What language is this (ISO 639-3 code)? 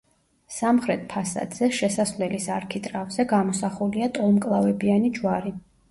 kat